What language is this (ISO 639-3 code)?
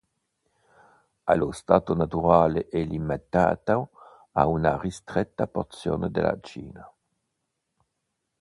ita